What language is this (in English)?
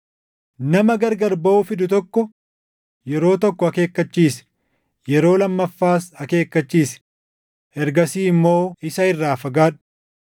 Oromo